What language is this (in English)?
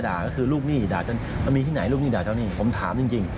Thai